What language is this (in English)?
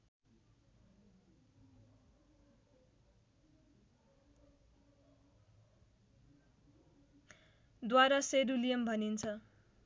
Nepali